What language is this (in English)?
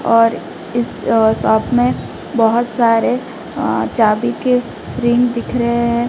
Hindi